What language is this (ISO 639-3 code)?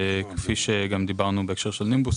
heb